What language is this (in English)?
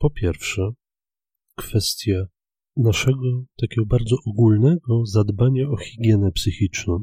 Polish